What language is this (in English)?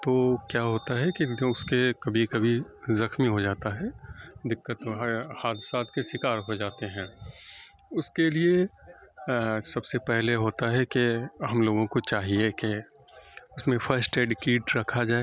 Urdu